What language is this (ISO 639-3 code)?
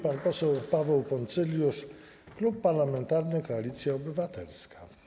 pol